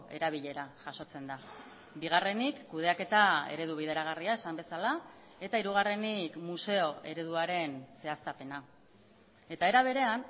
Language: Basque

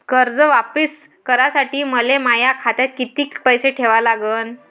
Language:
Marathi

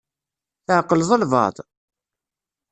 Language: Kabyle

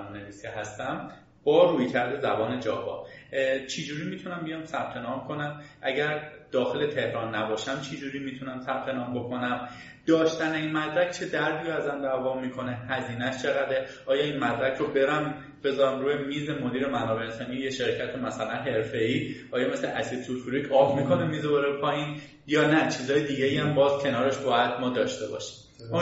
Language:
Persian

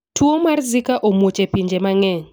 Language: Luo (Kenya and Tanzania)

